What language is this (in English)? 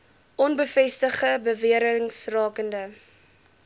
Afrikaans